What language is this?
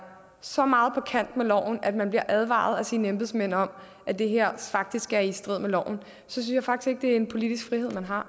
Danish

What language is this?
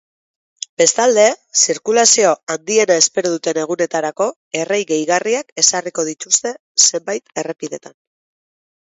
Basque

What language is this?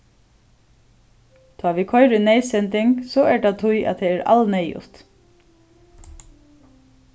Faroese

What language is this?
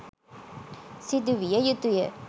Sinhala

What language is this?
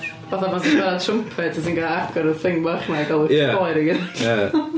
Welsh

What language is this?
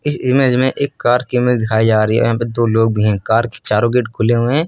Hindi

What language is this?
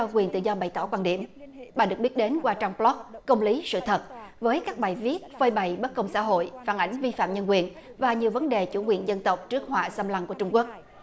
Vietnamese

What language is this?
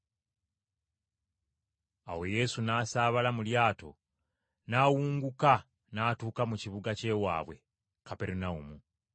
Ganda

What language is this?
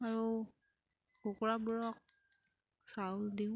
Assamese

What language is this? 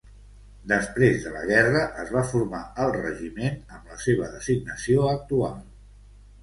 Catalan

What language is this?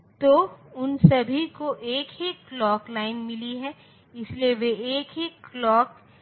Hindi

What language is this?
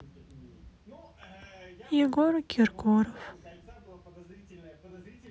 Russian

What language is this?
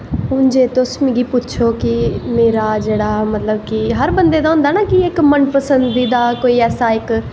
Dogri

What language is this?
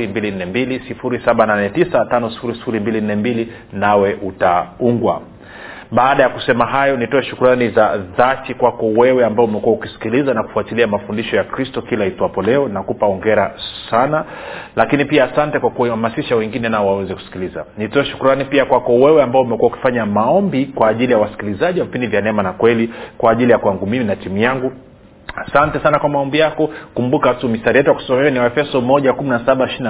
Swahili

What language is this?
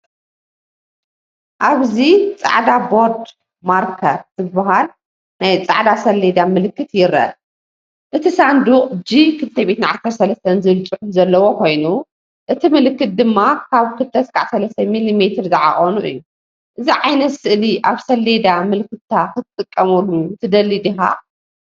Tigrinya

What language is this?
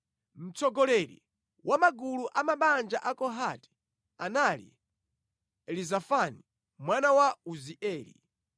Nyanja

